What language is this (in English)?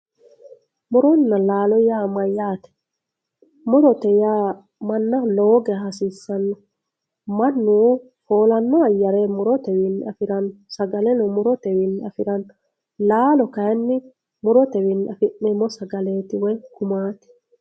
Sidamo